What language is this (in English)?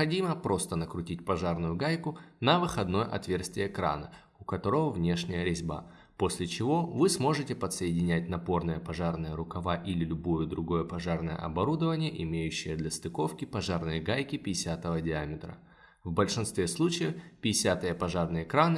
Russian